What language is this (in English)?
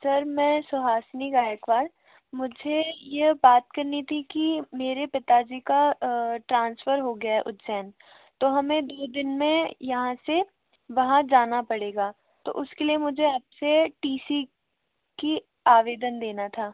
Hindi